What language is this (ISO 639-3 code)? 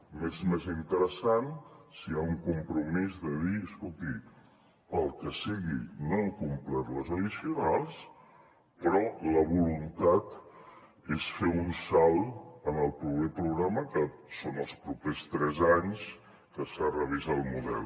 cat